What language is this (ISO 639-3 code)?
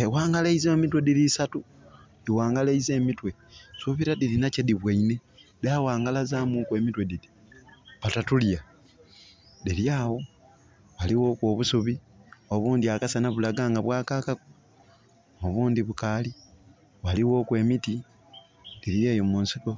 xog